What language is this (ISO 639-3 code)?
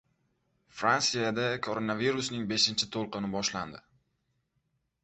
uzb